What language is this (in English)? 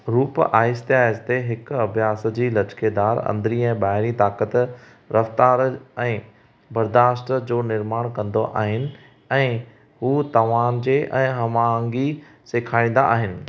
Sindhi